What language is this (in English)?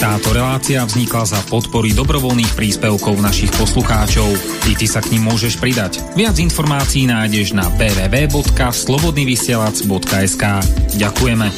Slovak